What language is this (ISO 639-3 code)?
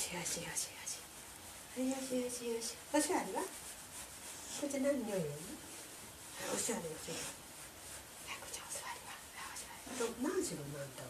jpn